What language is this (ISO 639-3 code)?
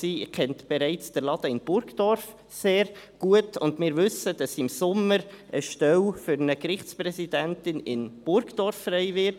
gsw